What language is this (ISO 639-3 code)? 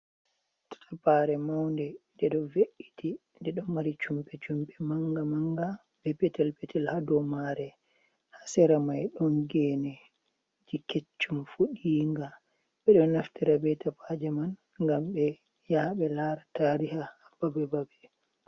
ful